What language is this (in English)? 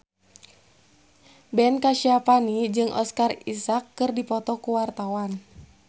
Sundanese